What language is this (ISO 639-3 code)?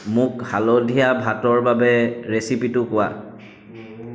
asm